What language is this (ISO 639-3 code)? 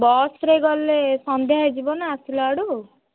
ori